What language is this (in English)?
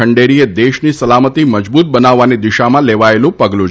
Gujarati